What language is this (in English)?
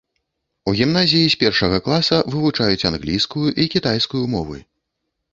Belarusian